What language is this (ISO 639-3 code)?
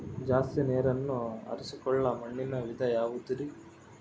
kan